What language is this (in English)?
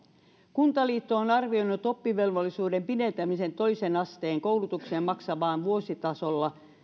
Finnish